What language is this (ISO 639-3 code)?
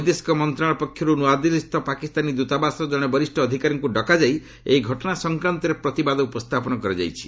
ori